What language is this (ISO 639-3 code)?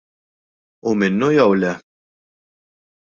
mlt